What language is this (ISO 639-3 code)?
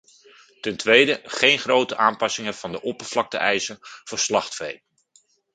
nld